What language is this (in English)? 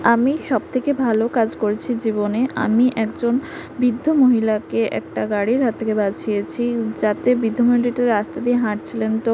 Bangla